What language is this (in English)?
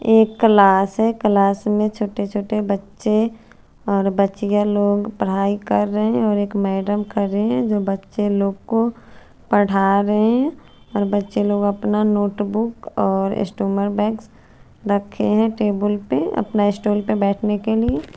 Hindi